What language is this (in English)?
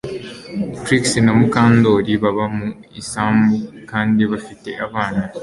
Kinyarwanda